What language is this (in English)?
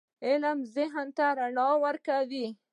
Pashto